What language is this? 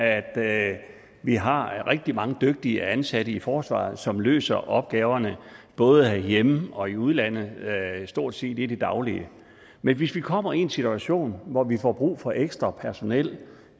Danish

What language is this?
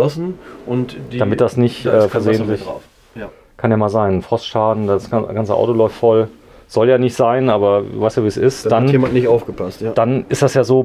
German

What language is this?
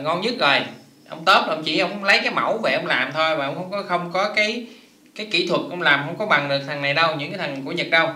Vietnamese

